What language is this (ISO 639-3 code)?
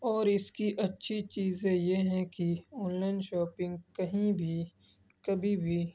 urd